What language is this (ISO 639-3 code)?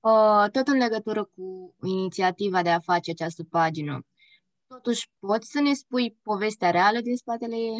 ron